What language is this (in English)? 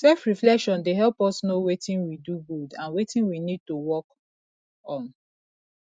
Nigerian Pidgin